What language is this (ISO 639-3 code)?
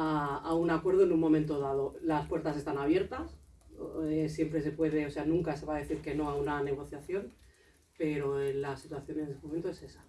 spa